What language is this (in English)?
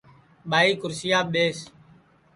Sansi